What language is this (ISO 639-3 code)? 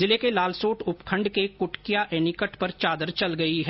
hin